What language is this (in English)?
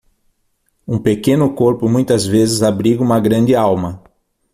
Portuguese